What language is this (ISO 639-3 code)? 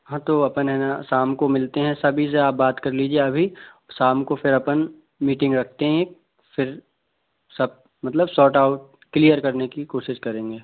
hin